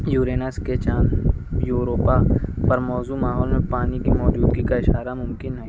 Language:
Urdu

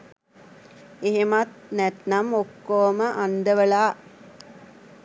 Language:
Sinhala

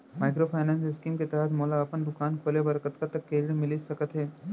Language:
Chhattisgarhi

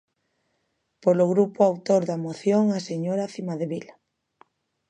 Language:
Galician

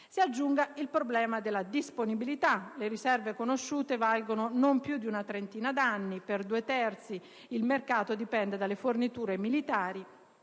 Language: Italian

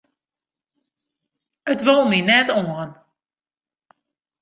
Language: Western Frisian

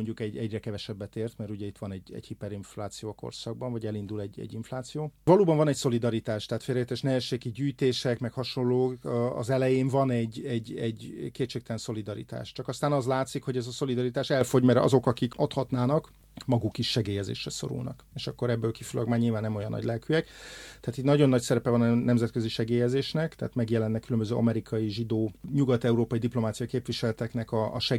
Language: Hungarian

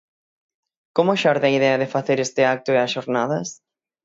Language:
Galician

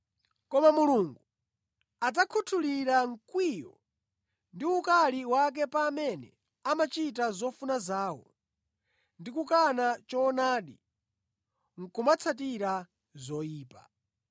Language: Nyanja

